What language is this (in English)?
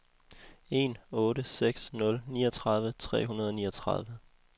Danish